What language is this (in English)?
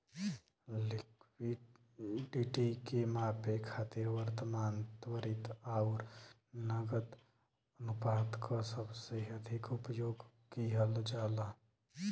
Bhojpuri